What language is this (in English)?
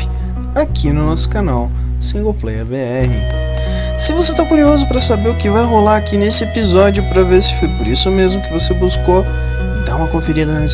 Portuguese